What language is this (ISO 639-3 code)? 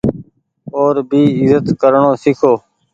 gig